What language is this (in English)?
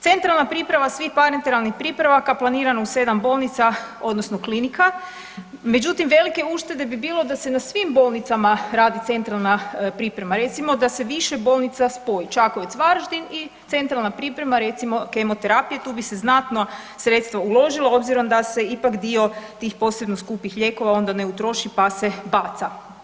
Croatian